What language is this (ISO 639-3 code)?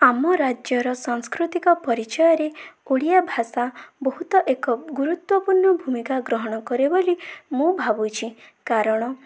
ori